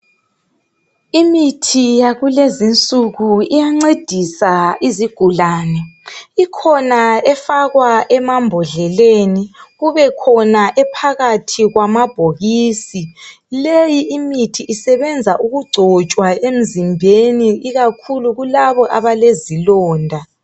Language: North Ndebele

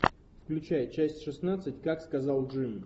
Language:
Russian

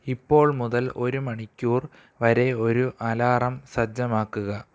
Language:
Malayalam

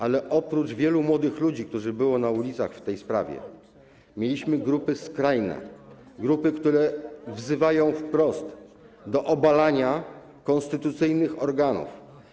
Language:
Polish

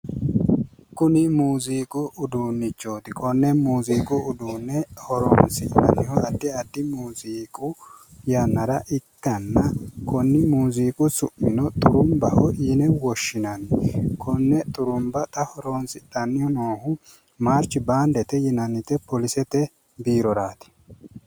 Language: Sidamo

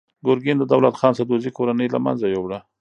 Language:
Pashto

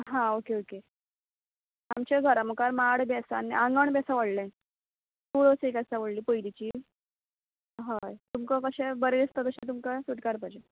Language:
Konkani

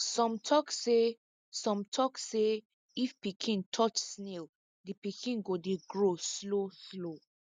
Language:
Nigerian Pidgin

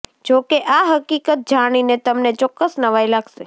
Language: Gujarati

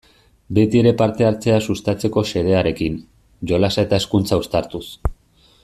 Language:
Basque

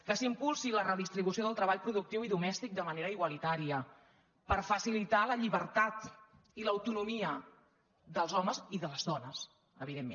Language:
Catalan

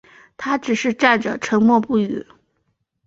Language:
Chinese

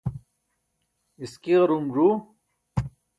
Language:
Burushaski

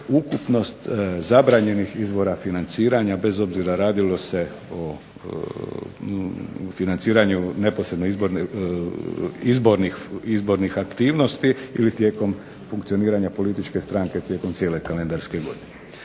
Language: Croatian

